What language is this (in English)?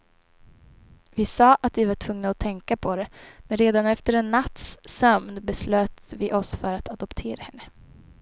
Swedish